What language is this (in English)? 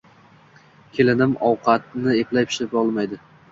Uzbek